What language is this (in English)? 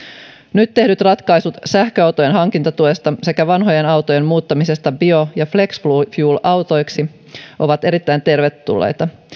Finnish